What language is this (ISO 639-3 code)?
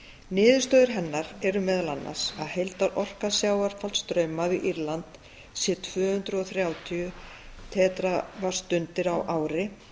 isl